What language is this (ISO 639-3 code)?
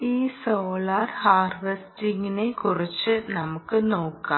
mal